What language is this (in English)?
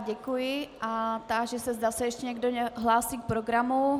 Czech